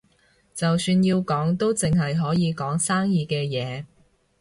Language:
Cantonese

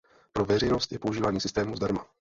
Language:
Czech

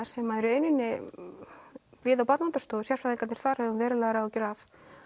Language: Icelandic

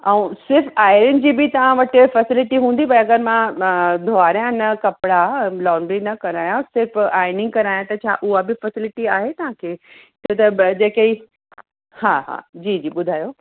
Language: Sindhi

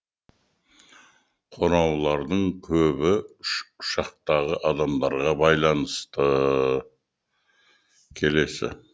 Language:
Kazakh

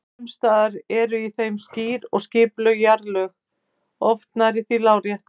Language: Icelandic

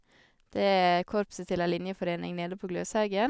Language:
Norwegian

